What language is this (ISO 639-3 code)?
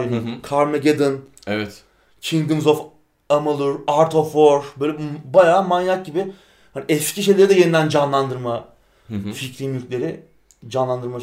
tur